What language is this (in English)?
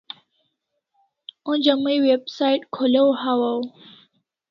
Kalasha